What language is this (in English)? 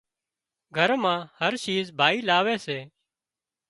Wadiyara Koli